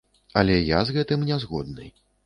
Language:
Belarusian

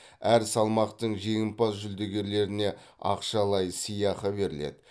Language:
Kazakh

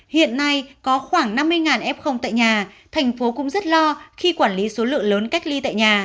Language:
Vietnamese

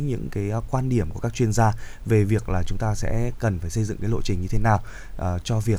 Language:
Vietnamese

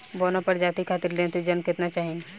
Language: Bhojpuri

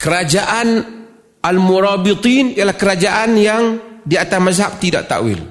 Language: Malay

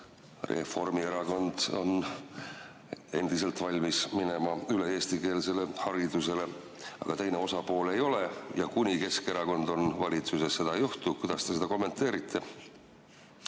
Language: Estonian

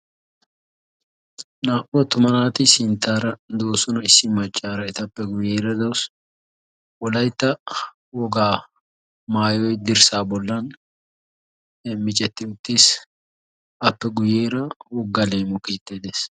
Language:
Wolaytta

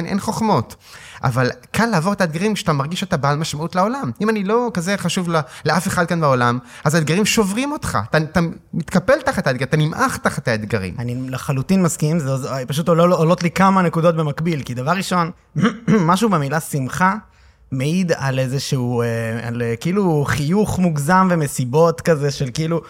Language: Hebrew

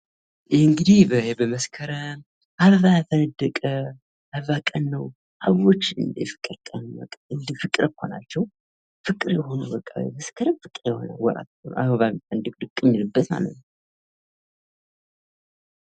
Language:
Amharic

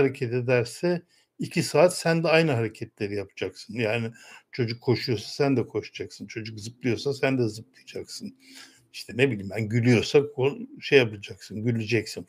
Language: Turkish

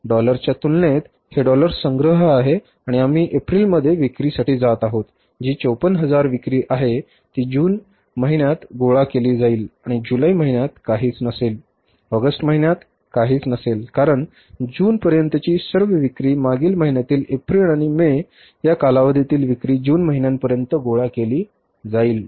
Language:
Marathi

